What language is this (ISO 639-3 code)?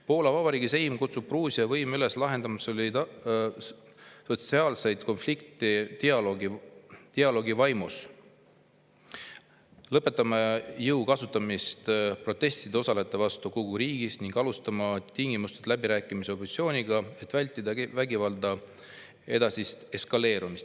est